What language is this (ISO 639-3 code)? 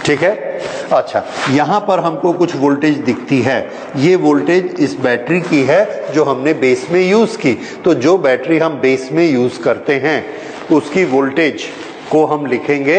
hin